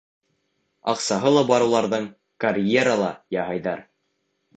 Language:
Bashkir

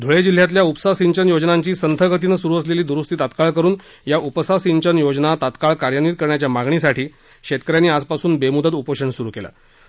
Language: Marathi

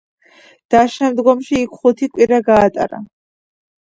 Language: Georgian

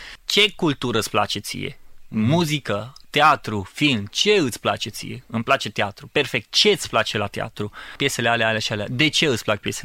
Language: Romanian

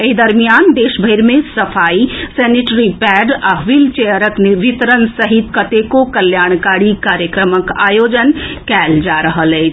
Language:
Maithili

